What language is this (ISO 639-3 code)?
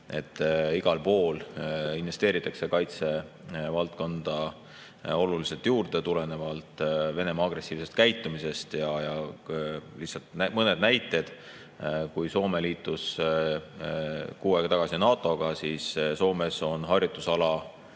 est